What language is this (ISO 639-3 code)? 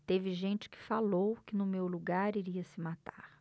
por